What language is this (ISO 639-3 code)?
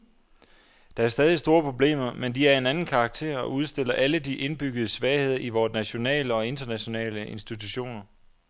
dan